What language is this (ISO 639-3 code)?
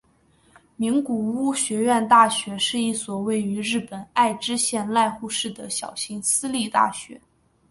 zho